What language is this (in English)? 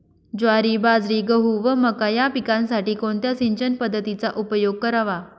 Marathi